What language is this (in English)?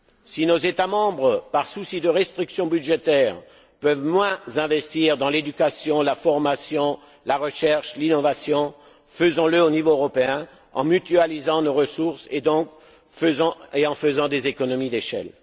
French